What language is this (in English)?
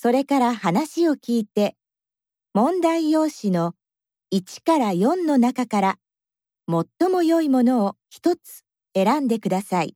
Japanese